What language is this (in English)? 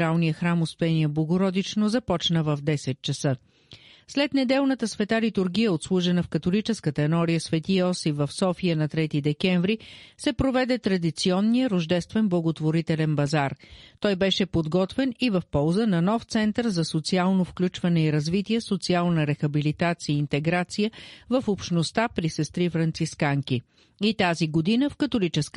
Bulgarian